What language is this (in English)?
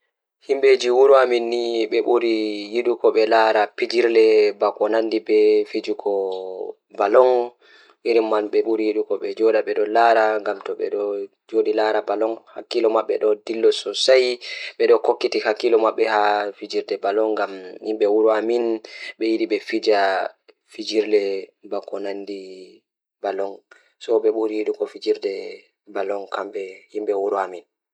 Fula